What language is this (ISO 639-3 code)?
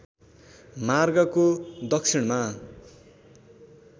nep